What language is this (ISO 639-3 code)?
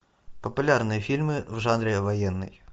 rus